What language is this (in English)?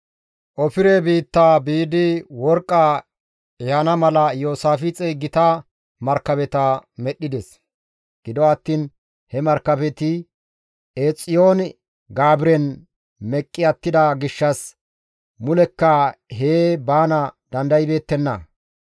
Gamo